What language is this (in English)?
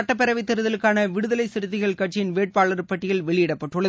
Tamil